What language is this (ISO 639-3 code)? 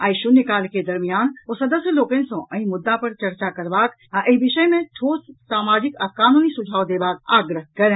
mai